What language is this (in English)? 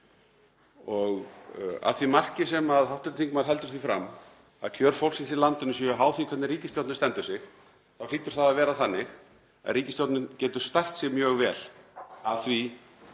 Icelandic